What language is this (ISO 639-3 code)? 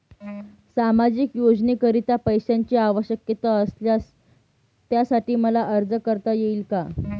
mar